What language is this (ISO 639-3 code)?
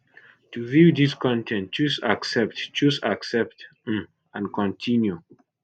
pcm